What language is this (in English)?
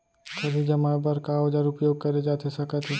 Chhattisgarhi